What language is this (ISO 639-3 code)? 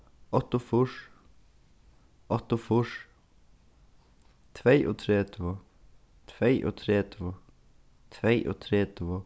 fao